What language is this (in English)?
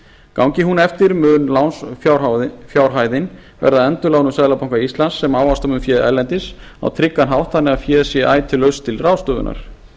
Icelandic